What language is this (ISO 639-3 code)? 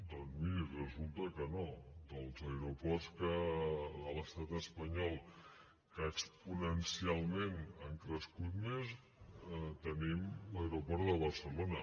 cat